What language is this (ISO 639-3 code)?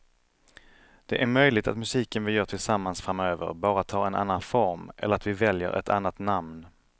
swe